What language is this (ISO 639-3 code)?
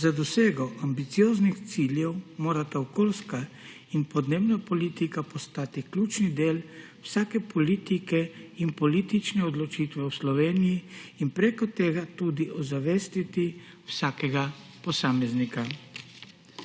slv